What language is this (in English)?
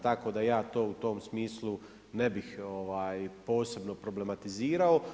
Croatian